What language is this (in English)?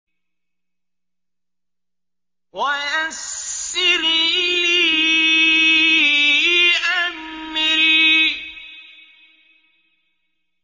Arabic